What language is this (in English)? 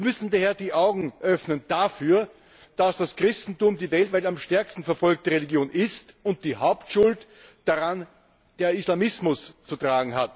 German